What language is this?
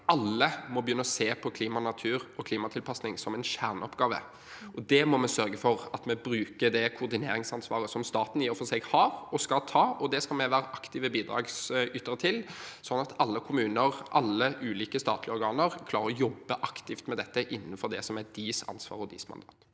Norwegian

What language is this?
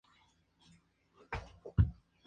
Spanish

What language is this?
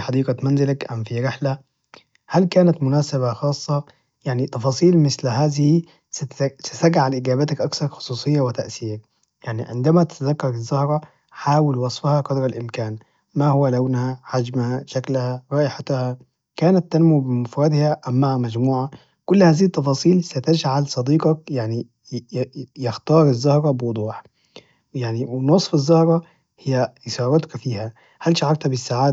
Najdi Arabic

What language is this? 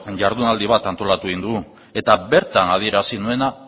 Basque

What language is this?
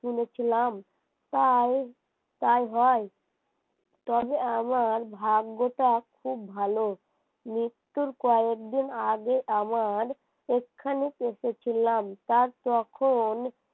Bangla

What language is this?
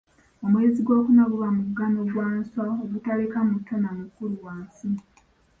Ganda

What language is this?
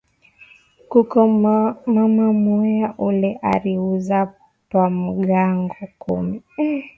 Swahili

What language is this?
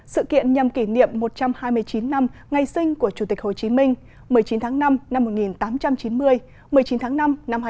Vietnamese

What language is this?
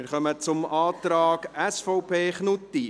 Swiss German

